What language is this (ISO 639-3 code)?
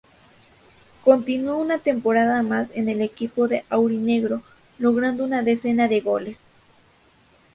spa